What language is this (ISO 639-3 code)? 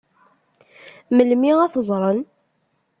kab